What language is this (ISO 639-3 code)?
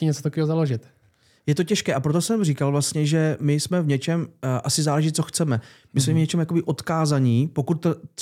ces